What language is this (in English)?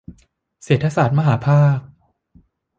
Thai